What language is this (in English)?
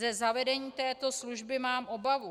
Czech